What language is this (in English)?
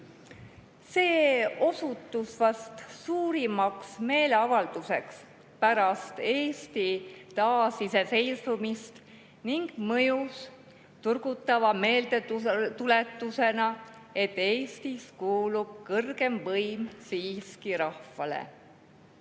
Estonian